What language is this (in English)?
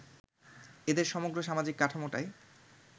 Bangla